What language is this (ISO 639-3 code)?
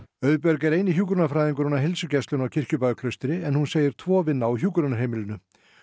isl